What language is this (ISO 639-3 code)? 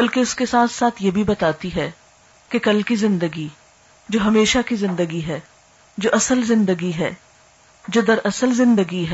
urd